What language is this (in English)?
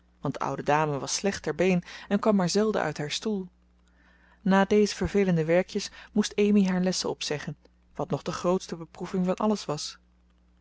Dutch